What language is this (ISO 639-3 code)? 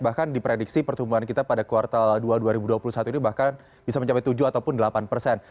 ind